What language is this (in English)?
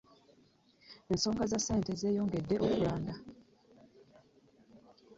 Ganda